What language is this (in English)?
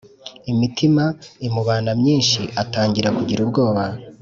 Kinyarwanda